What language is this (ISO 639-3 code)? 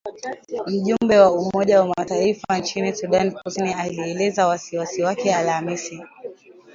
swa